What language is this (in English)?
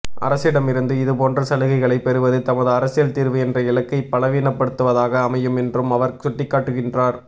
Tamil